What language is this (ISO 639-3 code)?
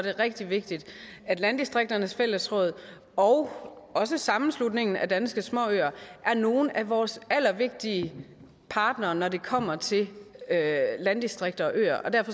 dan